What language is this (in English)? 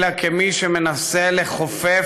Hebrew